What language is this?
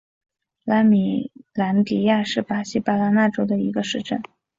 Chinese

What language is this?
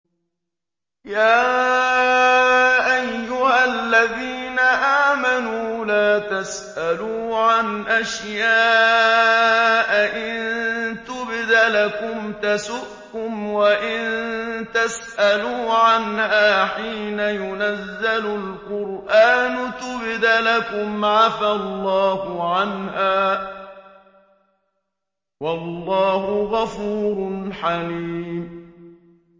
Arabic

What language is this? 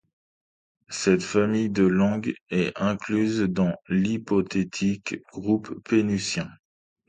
French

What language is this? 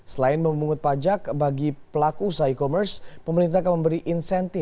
Indonesian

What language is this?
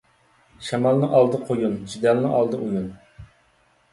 Uyghur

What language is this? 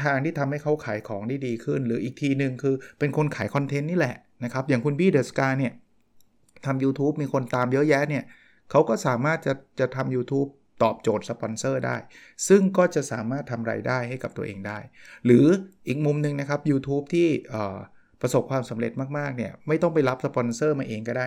Thai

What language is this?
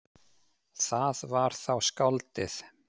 Icelandic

